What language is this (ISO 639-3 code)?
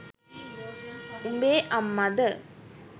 sin